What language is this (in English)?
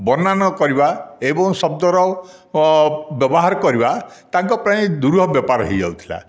Odia